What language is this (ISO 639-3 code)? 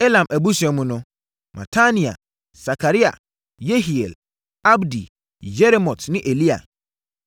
aka